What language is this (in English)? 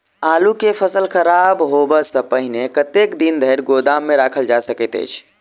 Maithili